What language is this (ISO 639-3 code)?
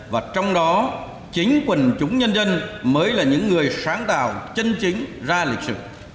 vie